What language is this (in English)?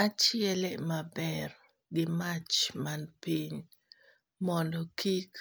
Luo (Kenya and Tanzania)